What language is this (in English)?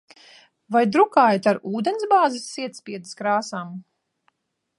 Latvian